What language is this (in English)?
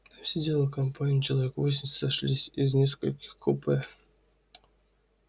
Russian